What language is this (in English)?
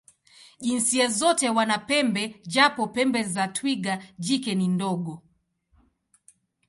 Swahili